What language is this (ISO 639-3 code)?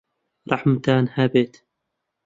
ckb